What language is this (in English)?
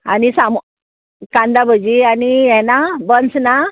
Konkani